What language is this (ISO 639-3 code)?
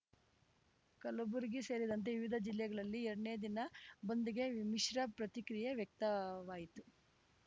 kan